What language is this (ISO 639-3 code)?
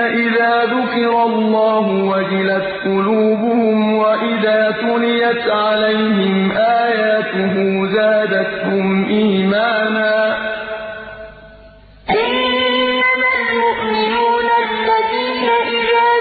ara